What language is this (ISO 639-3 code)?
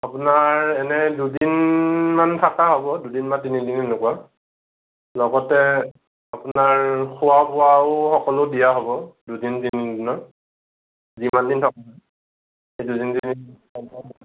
asm